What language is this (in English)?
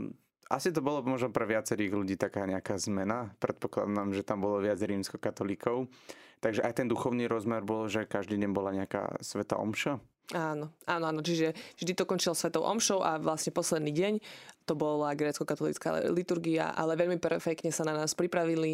Slovak